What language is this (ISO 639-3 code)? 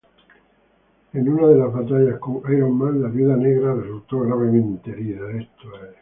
spa